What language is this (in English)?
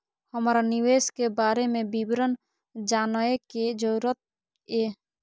Maithili